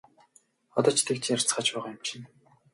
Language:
Mongolian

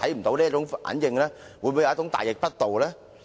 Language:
Cantonese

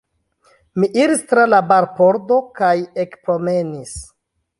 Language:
Esperanto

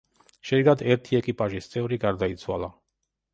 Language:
Georgian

